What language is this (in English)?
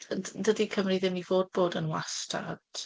Welsh